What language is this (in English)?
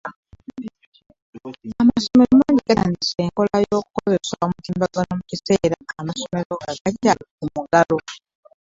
Ganda